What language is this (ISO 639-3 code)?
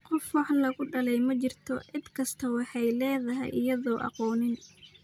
som